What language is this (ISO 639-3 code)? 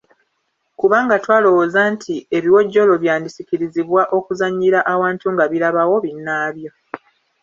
lug